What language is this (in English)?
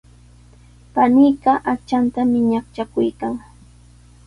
Sihuas Ancash Quechua